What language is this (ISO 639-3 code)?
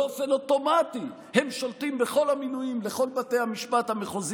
heb